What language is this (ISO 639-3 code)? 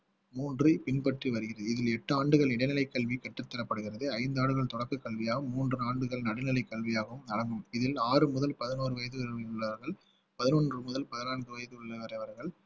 tam